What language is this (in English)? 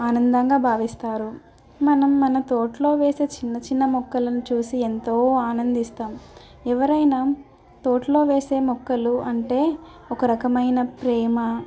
Telugu